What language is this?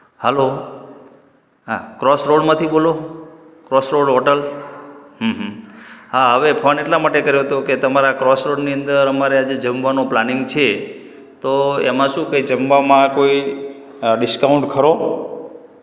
Gujarati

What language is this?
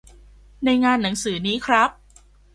Thai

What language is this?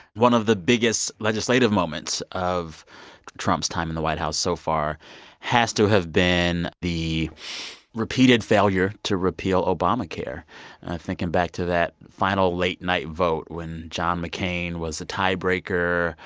English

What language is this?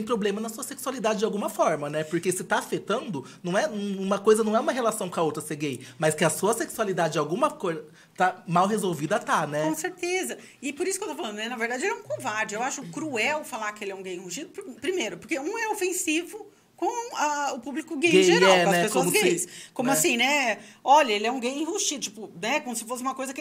Portuguese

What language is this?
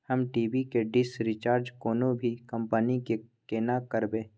Maithili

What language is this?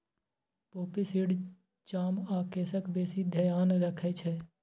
Maithili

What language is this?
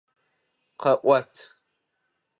Adyghe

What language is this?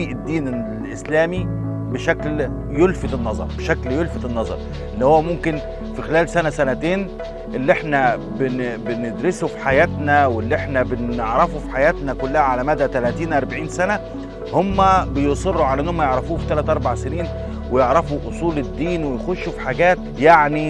Arabic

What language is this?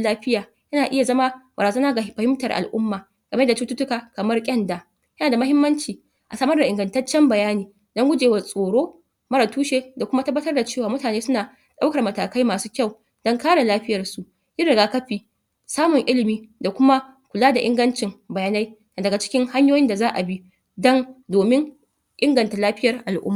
Hausa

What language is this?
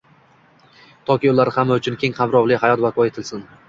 Uzbek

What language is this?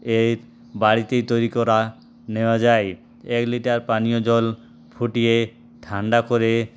Bangla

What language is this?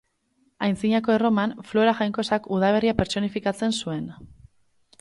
Basque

